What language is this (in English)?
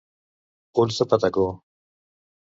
Catalan